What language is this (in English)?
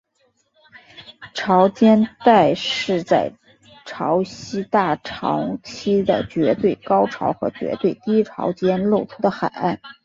Chinese